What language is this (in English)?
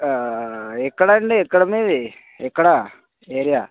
Telugu